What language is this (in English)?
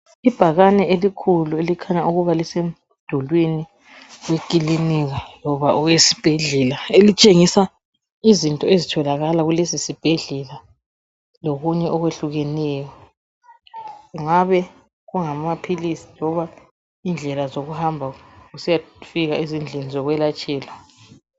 North Ndebele